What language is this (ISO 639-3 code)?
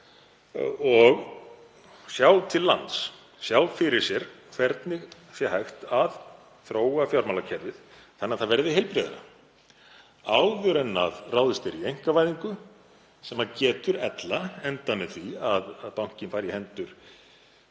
isl